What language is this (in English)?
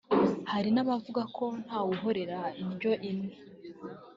Kinyarwanda